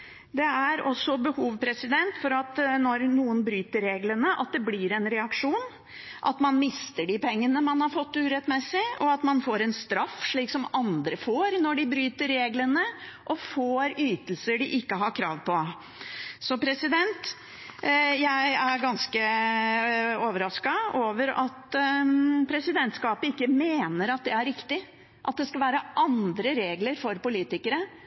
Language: Norwegian Bokmål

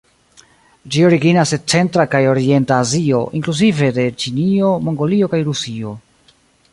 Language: Esperanto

